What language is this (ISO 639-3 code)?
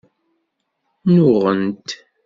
kab